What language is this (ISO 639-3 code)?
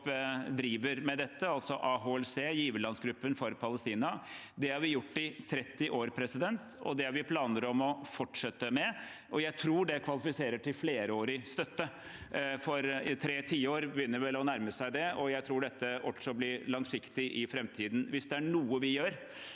nor